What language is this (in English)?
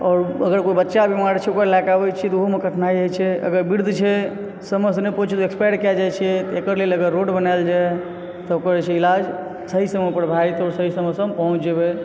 Maithili